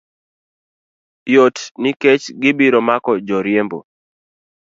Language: Luo (Kenya and Tanzania)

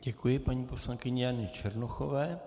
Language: Czech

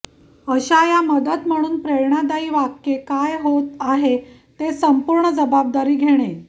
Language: Marathi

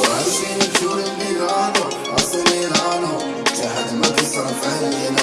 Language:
Arabic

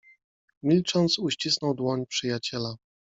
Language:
Polish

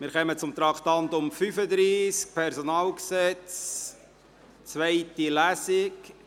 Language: Swiss German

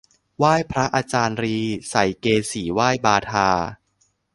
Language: Thai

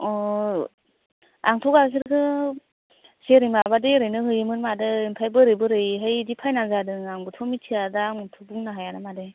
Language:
Bodo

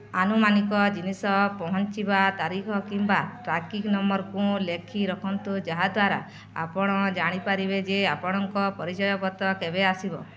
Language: Odia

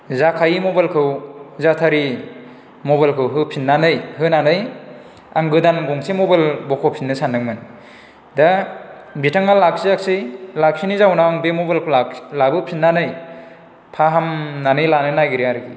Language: Bodo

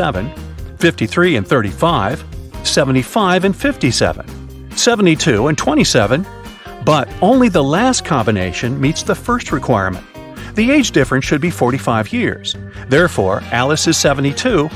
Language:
English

